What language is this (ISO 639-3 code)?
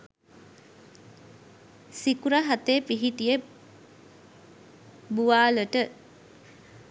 sin